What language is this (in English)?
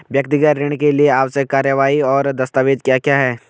Hindi